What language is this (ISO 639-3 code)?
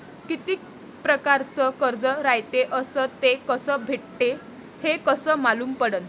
mar